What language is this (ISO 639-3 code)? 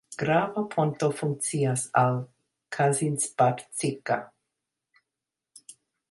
epo